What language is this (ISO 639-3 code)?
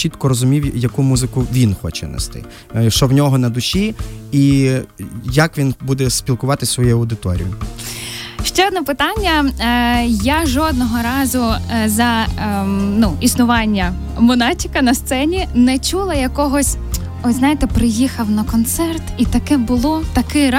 ukr